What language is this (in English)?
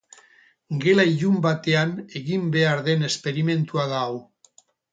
Basque